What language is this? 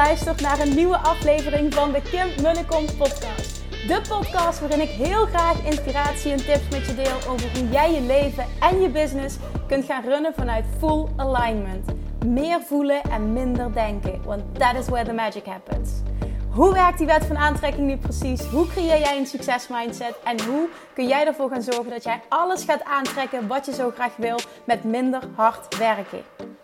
Dutch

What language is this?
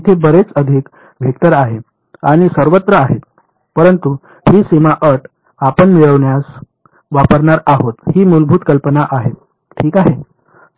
Marathi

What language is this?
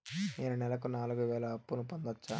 Telugu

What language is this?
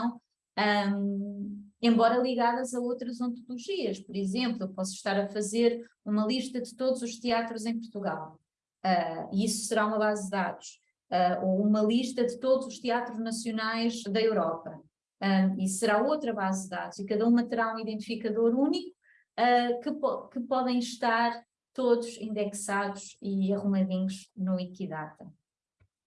Portuguese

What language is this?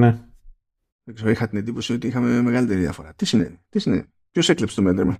Greek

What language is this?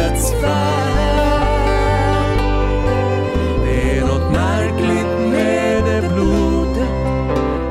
Swedish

